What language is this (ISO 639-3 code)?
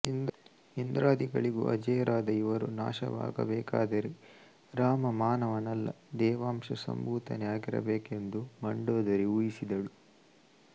kan